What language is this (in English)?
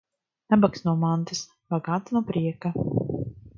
Latvian